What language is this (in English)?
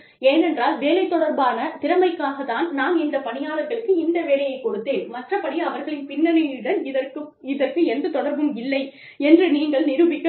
Tamil